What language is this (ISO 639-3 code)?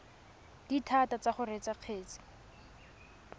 tsn